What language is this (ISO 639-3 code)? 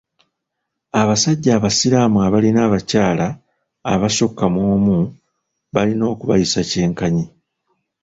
lug